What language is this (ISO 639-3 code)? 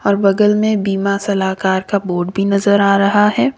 hin